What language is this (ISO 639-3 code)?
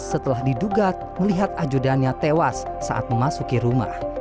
ind